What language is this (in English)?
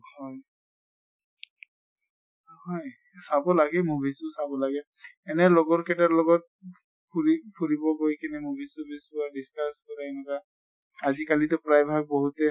Assamese